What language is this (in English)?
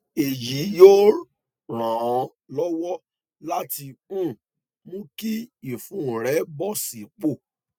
Yoruba